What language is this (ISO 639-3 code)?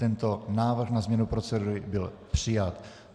ces